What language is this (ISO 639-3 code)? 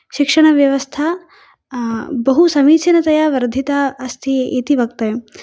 san